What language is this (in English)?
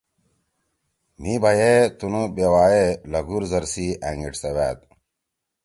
Torwali